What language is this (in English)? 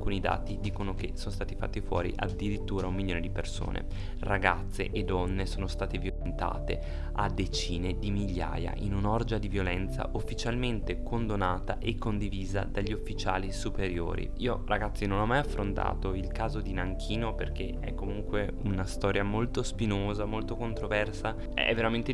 Italian